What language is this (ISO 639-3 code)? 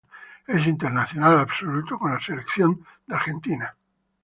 spa